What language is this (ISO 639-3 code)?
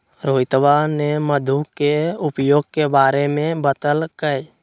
mag